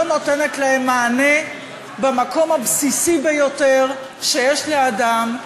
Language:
Hebrew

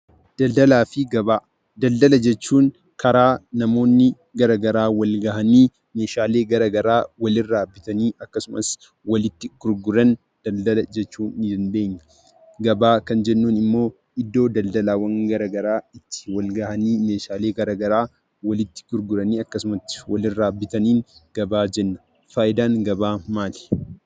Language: Oromo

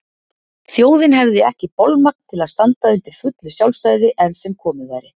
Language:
Icelandic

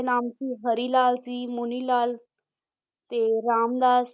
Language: Punjabi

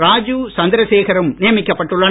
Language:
Tamil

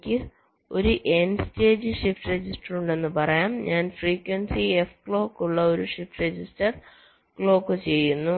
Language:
Malayalam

